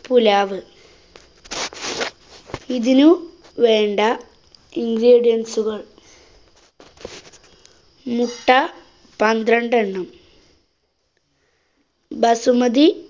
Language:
Malayalam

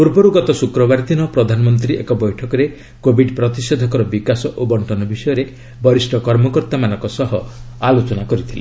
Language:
Odia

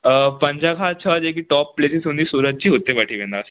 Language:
Sindhi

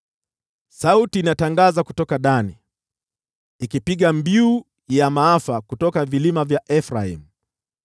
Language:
Swahili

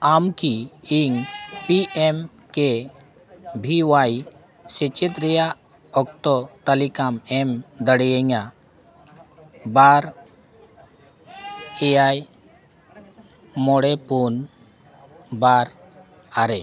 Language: Santali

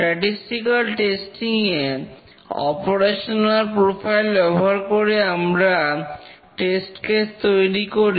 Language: Bangla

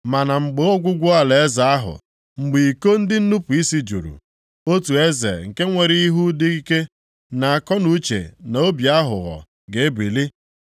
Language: Igbo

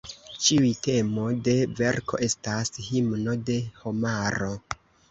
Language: Esperanto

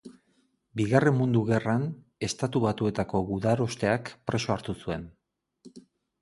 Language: Basque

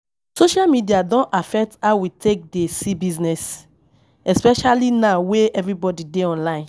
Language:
Nigerian Pidgin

